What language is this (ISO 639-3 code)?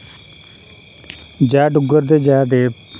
doi